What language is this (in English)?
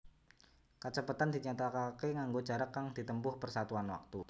Javanese